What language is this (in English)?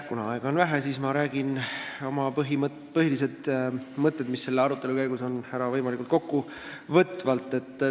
Estonian